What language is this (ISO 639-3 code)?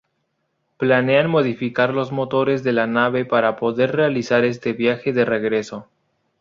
spa